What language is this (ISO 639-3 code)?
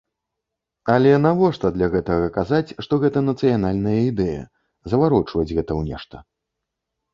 bel